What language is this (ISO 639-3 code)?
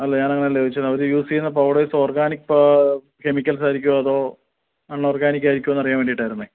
mal